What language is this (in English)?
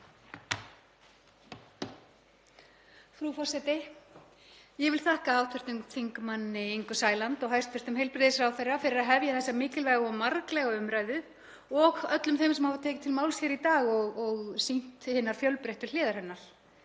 Icelandic